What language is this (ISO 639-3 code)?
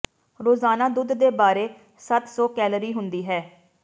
pan